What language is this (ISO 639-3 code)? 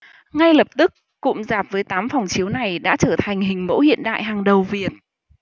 vie